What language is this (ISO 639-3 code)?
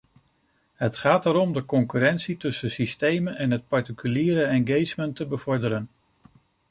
nld